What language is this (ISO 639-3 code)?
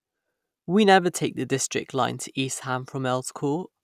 eng